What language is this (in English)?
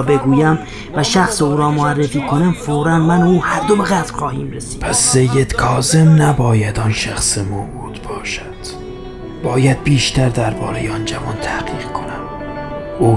Persian